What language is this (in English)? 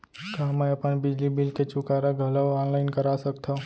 Chhattisgarhi